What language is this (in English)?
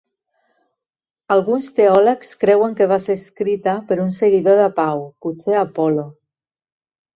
Catalan